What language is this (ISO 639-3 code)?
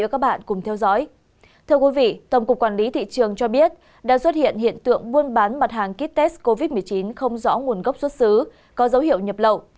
vie